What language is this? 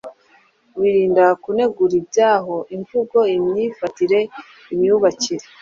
Kinyarwanda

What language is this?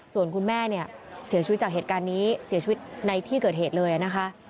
Thai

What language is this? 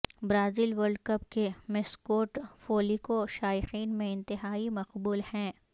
Urdu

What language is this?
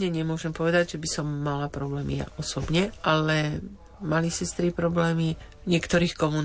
Slovak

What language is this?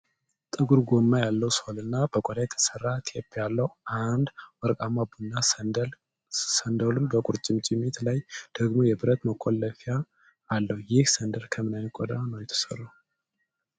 Amharic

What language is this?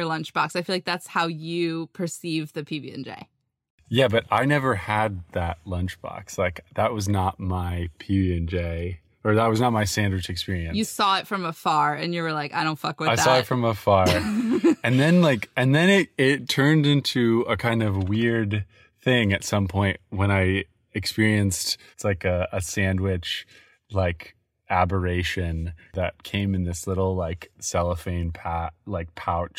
English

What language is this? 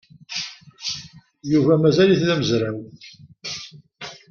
Kabyle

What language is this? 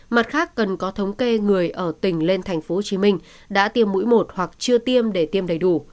Vietnamese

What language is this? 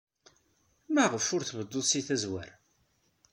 Kabyle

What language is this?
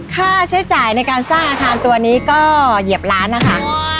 Thai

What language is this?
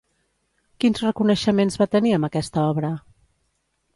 Catalan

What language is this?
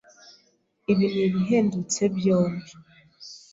Kinyarwanda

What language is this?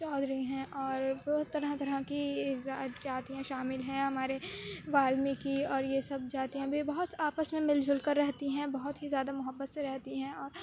Urdu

